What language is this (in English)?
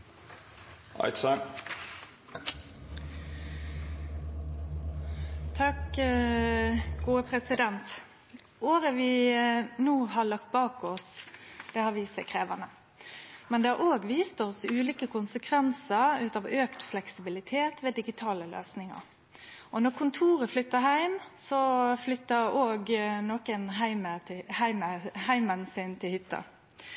Norwegian Nynorsk